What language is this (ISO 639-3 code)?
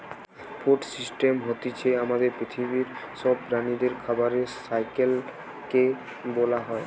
ben